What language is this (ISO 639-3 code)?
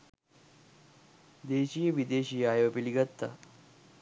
sin